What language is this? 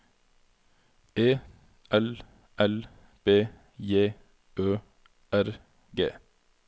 Norwegian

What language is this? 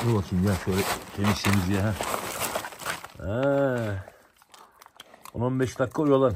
Turkish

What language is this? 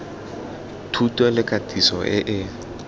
Tswana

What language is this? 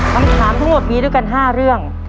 Thai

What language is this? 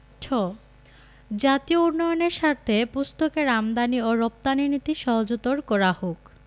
Bangla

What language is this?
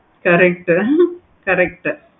Tamil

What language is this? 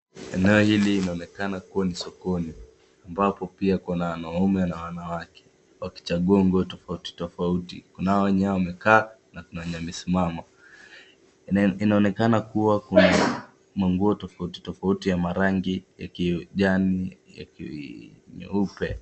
Swahili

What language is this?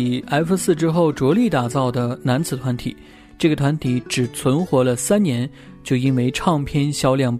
Chinese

